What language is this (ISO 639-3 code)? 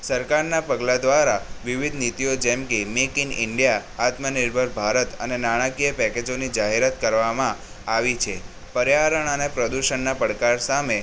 guj